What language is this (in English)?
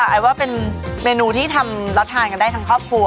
Thai